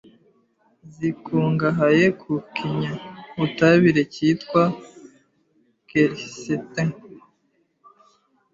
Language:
Kinyarwanda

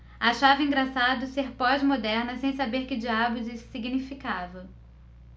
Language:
Portuguese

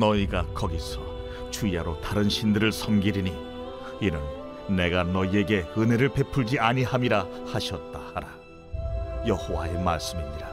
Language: Korean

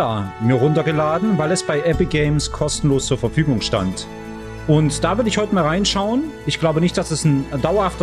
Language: German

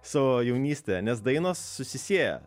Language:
Lithuanian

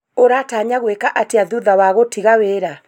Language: Kikuyu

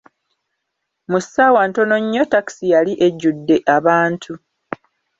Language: Ganda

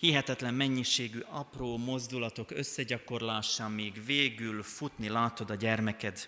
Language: Hungarian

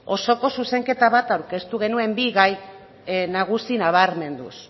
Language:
Basque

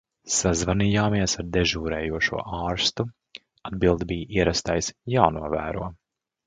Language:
Latvian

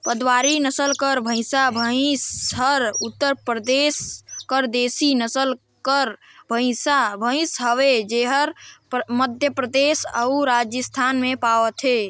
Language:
Chhattisgarhi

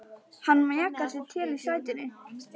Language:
Icelandic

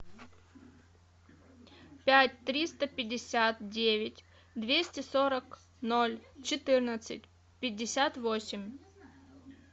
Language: Russian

